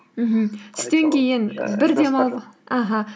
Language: Kazakh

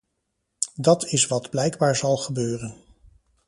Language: Dutch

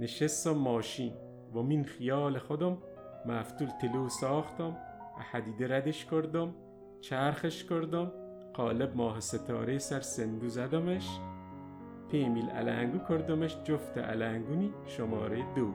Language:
Persian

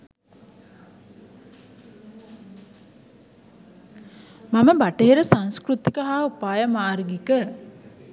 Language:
Sinhala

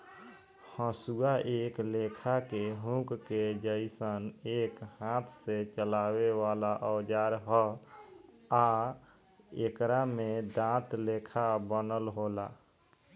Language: Bhojpuri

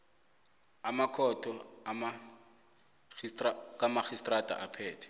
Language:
South Ndebele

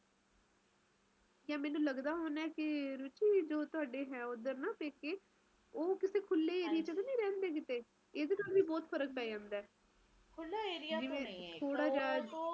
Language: Punjabi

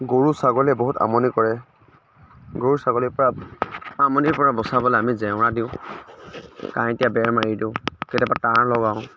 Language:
Assamese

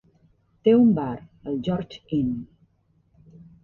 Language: Catalan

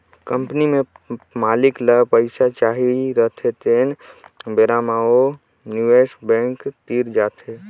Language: Chhattisgarhi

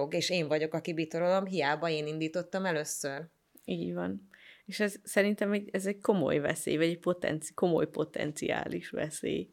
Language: Hungarian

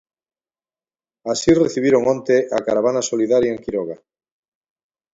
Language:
Galician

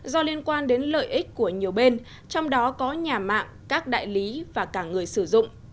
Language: Vietnamese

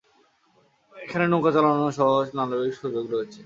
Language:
Bangla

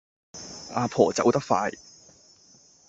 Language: Cantonese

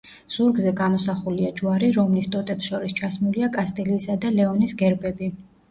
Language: Georgian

